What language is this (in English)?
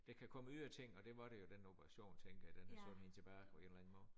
Danish